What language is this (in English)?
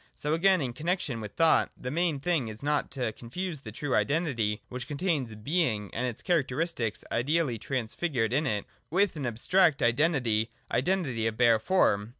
English